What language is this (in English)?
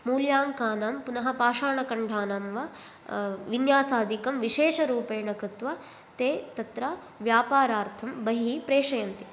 Sanskrit